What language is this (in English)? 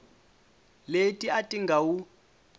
Tsonga